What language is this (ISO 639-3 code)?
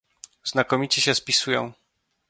pol